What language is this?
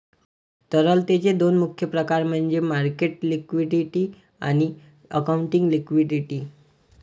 Marathi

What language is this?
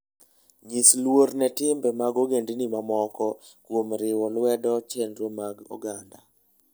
Luo (Kenya and Tanzania)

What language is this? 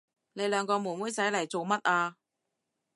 Cantonese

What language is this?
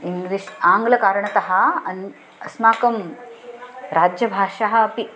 Sanskrit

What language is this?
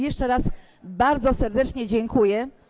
Polish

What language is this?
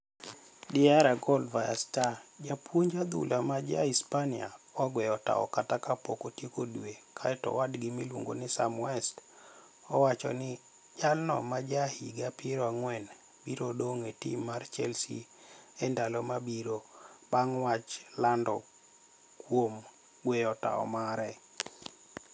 Luo (Kenya and Tanzania)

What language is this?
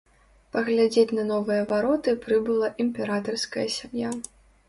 Belarusian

